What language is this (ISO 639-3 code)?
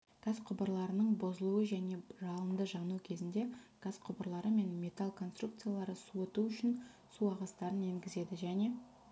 kaz